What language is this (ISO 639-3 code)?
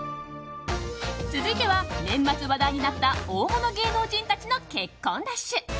jpn